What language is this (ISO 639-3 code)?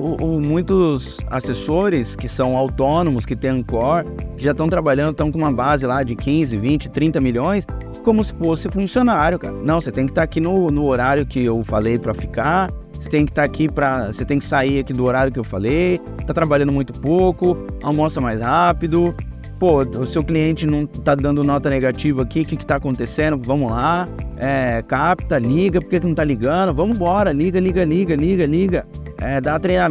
por